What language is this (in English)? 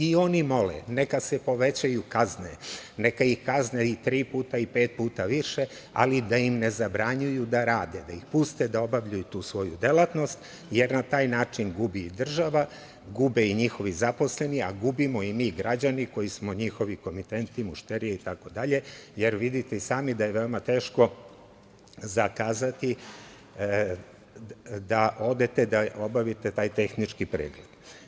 Serbian